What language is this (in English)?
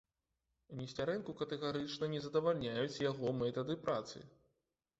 Belarusian